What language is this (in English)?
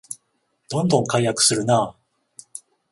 Japanese